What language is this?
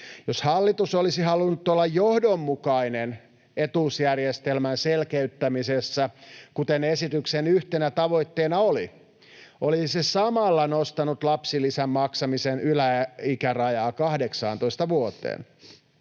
Finnish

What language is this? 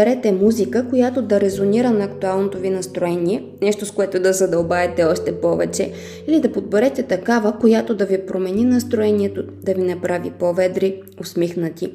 Bulgarian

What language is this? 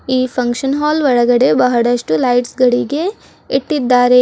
Kannada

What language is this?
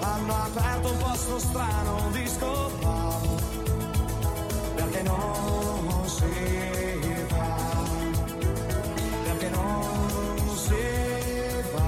Italian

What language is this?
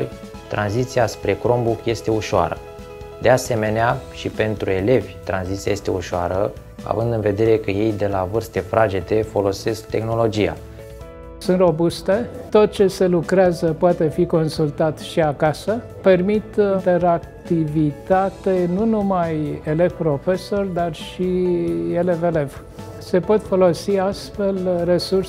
Romanian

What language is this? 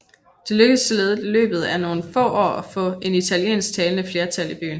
Danish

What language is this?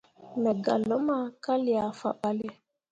Mundang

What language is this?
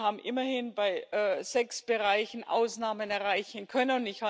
German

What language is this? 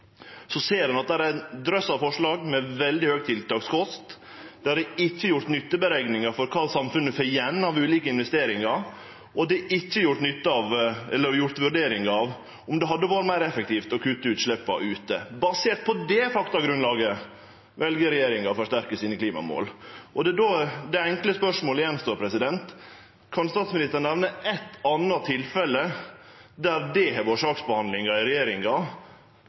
Norwegian Nynorsk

